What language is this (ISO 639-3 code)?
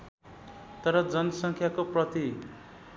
nep